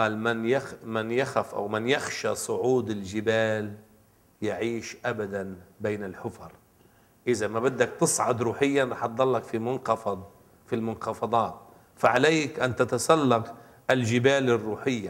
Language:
Arabic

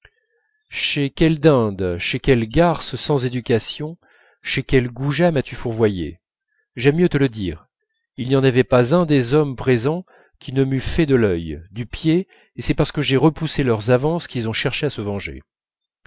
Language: French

